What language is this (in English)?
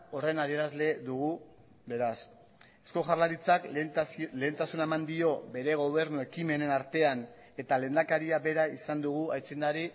Basque